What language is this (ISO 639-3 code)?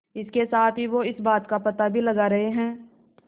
hin